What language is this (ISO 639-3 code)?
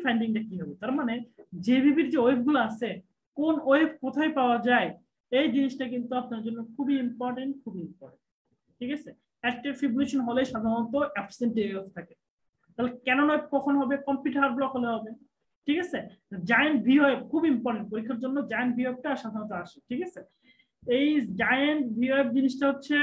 tur